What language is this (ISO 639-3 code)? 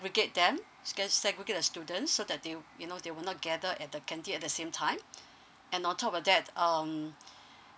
eng